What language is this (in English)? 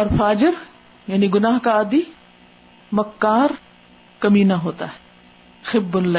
Urdu